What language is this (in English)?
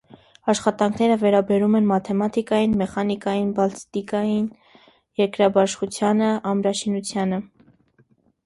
Armenian